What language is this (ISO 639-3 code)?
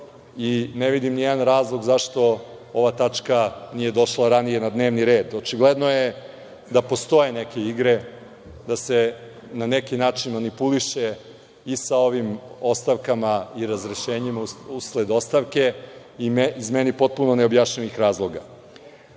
srp